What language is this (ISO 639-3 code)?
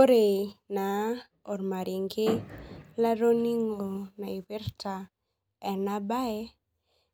mas